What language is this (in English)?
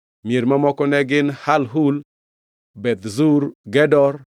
Luo (Kenya and Tanzania)